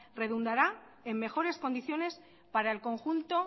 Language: Spanish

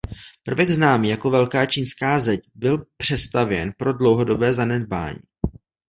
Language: Czech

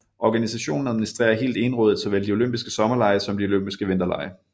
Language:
Danish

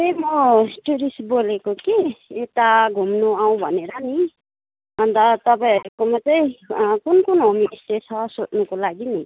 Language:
Nepali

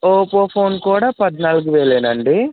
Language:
Telugu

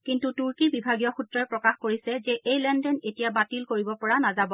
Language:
Assamese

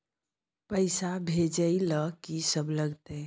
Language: Maithili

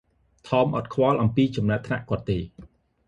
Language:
Khmer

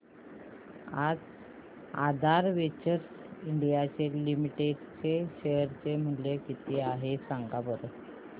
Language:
Marathi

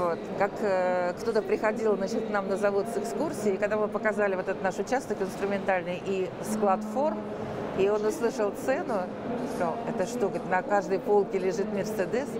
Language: Russian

